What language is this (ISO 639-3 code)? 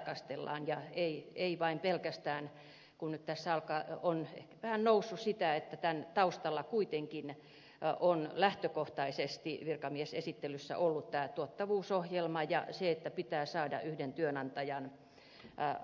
fin